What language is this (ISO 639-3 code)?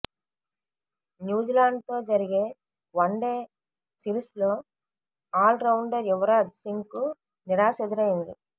tel